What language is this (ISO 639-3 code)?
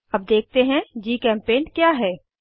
hin